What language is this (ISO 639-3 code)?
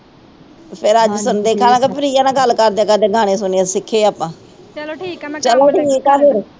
pan